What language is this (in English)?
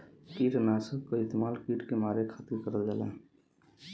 Bhojpuri